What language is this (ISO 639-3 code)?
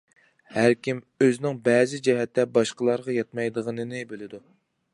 uig